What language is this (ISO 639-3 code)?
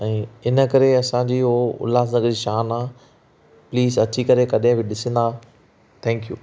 snd